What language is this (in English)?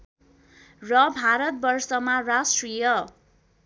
Nepali